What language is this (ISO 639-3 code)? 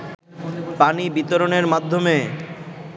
ben